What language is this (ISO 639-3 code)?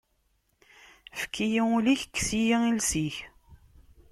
kab